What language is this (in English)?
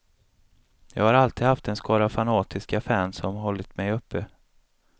Swedish